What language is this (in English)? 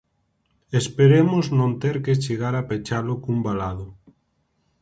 Galician